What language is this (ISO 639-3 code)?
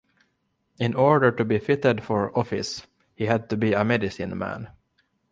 eng